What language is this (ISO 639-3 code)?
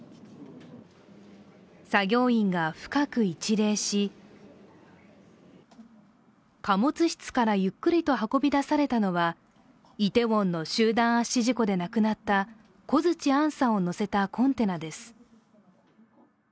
jpn